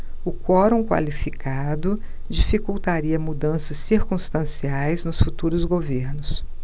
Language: Portuguese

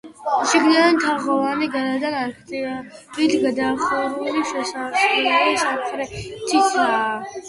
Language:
Georgian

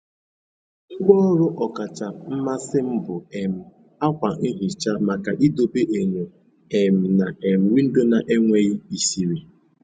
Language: Igbo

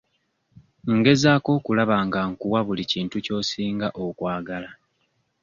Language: Ganda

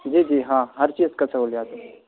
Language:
Urdu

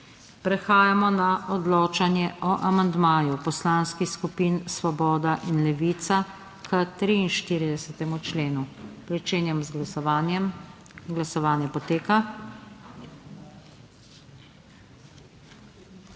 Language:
Slovenian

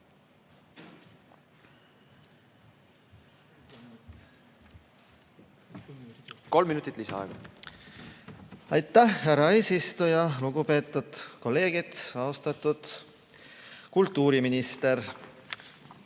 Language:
Estonian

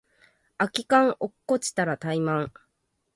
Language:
Japanese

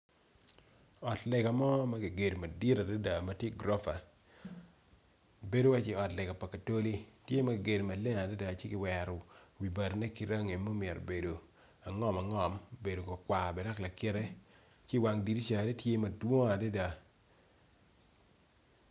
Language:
Acoli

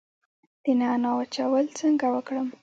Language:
Pashto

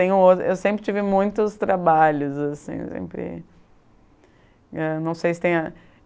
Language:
Portuguese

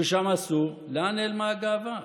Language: Hebrew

